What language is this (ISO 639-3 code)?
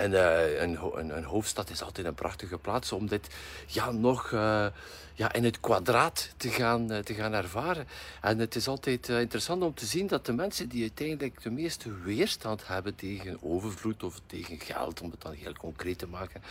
nld